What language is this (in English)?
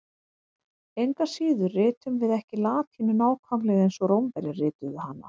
Icelandic